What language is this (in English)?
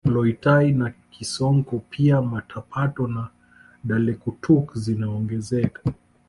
Swahili